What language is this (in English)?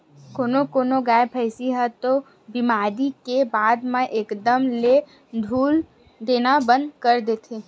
Chhattisgarhi